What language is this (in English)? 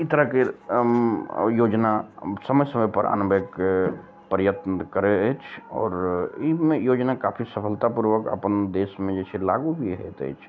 Maithili